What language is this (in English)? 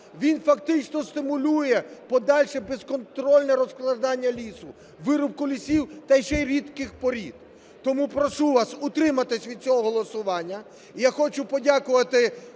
Ukrainian